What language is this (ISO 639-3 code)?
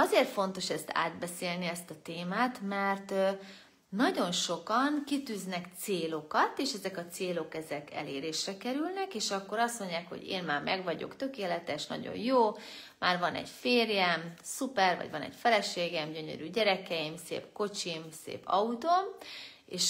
hun